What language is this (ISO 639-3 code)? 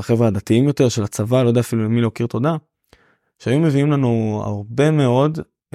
heb